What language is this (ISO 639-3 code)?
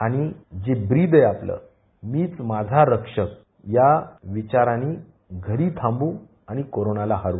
mar